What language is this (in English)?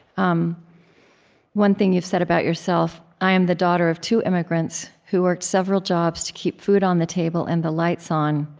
English